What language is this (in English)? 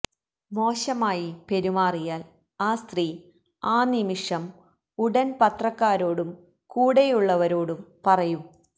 Malayalam